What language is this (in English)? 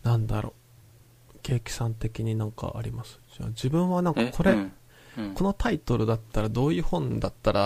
Japanese